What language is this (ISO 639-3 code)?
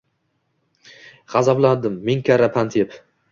uzb